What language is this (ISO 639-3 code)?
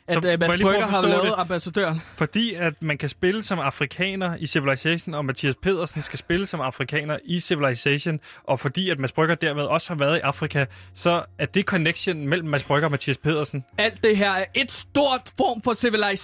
dan